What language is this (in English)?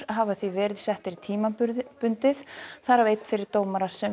Icelandic